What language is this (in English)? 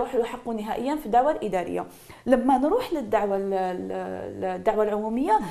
Arabic